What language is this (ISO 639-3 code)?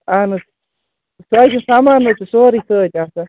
kas